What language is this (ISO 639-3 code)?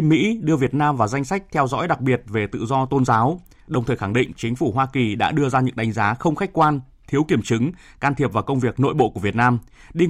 vie